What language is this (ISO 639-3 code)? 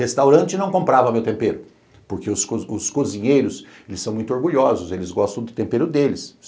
por